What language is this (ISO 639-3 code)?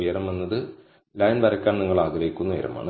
mal